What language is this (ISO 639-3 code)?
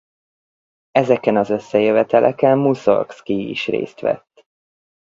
hun